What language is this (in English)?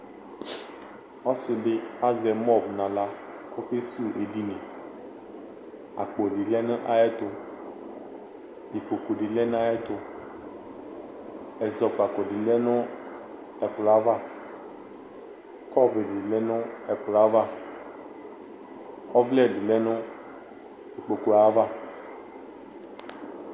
Ikposo